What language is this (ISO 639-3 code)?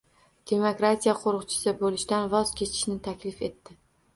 uzb